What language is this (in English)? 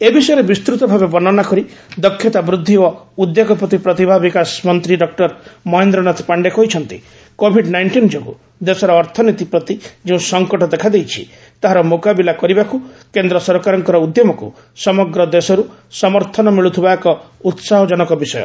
Odia